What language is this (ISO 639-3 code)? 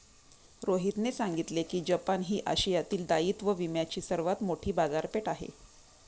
mar